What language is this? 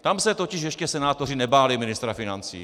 Czech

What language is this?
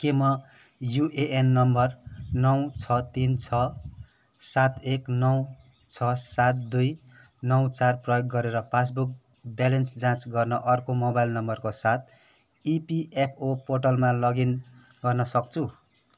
Nepali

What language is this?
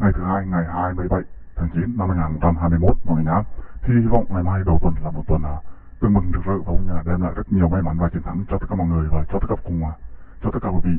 Vietnamese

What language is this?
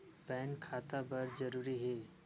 Chhattisgarhi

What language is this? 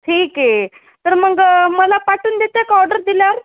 Marathi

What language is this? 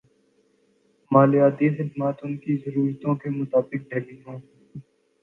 Urdu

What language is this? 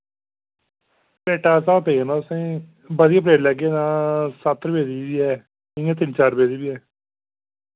Dogri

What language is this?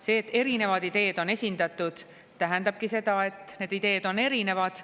Estonian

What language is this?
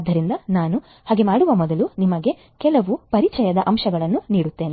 Kannada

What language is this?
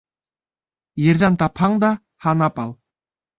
Bashkir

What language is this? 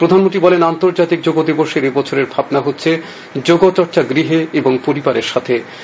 Bangla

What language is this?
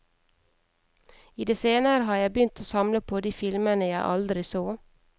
Norwegian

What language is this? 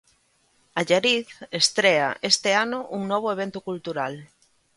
Galician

